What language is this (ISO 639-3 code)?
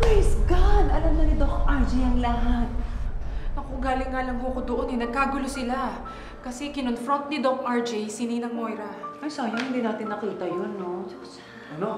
fil